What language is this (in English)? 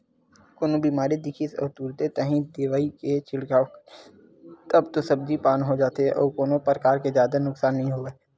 Chhattisgarhi